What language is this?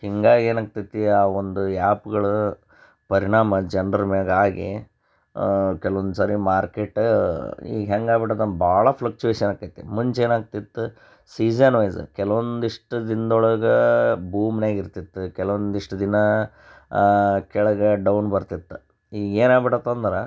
Kannada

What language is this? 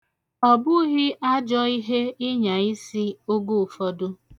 Igbo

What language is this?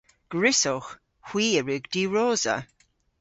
Cornish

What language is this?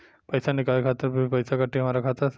Bhojpuri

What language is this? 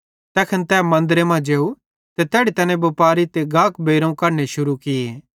Bhadrawahi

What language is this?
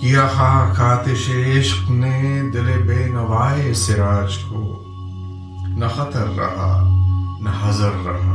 Urdu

